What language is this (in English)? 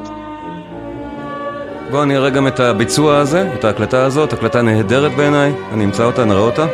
Hebrew